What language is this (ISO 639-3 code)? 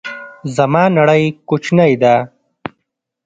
pus